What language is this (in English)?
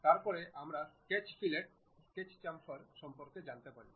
Bangla